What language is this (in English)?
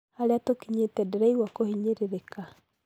Kikuyu